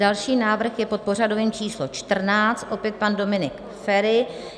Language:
Czech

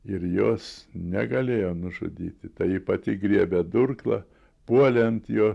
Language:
Lithuanian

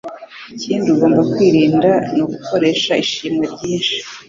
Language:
Kinyarwanda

